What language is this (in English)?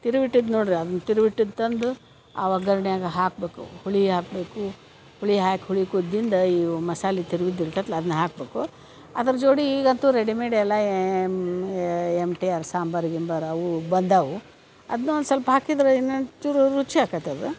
Kannada